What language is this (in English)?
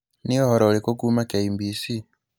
Kikuyu